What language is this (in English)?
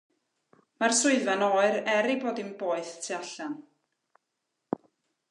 Welsh